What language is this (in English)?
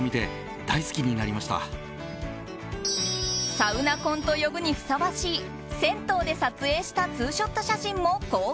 Japanese